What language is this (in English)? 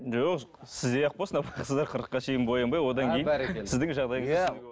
Kazakh